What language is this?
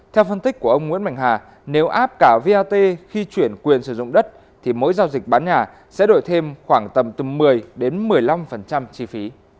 Vietnamese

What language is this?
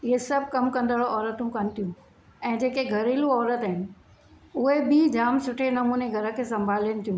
Sindhi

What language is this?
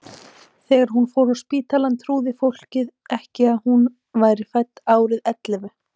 Icelandic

